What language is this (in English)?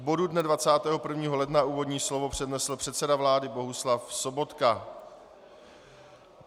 Czech